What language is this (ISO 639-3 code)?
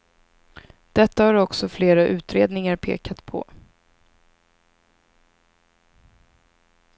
swe